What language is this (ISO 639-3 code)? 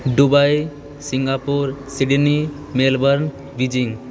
mai